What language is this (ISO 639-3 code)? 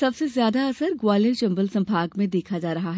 hin